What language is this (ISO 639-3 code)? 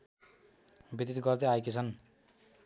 nep